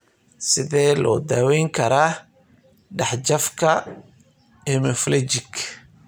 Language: Somali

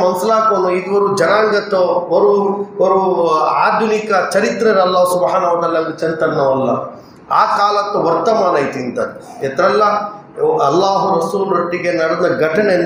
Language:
Urdu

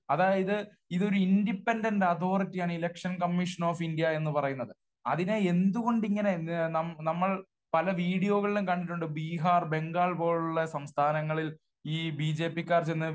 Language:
Malayalam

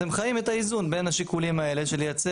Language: Hebrew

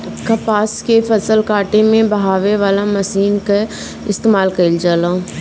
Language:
Bhojpuri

